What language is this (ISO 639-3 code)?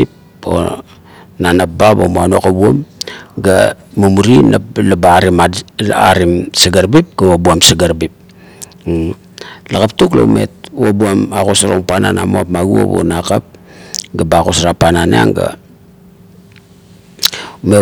kto